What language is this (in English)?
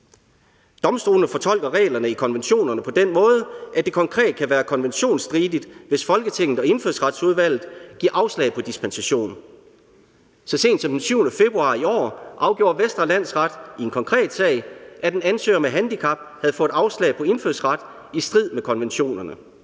Danish